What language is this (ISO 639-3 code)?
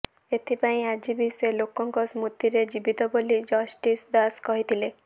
ori